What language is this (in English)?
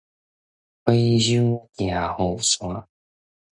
Min Nan Chinese